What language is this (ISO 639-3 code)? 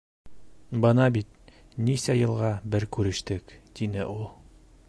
bak